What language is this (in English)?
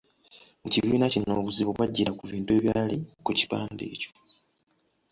Ganda